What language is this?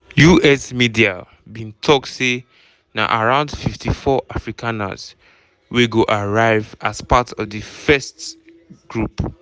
Nigerian Pidgin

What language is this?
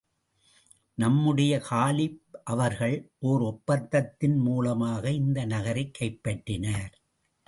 Tamil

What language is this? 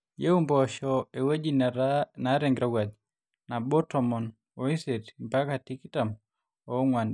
Masai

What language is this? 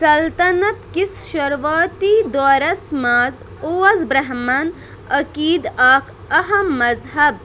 Kashmiri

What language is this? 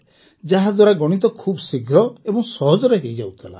Odia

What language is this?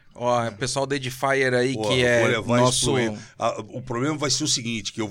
Portuguese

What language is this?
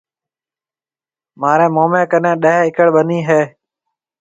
Marwari (Pakistan)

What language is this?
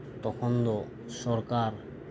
Santali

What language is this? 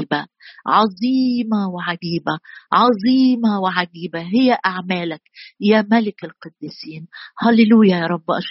Arabic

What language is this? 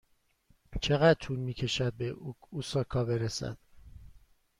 Persian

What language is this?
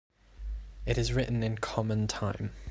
English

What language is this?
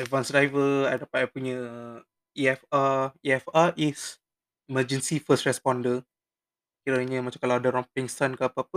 Malay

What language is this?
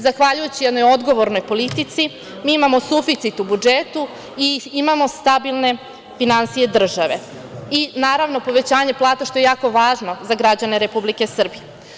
Serbian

